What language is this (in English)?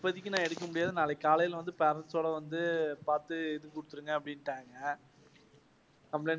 Tamil